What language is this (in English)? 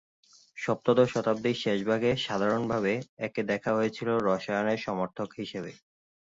Bangla